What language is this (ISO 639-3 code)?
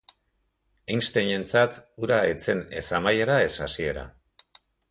eus